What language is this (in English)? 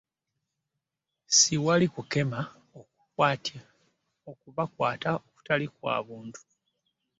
Ganda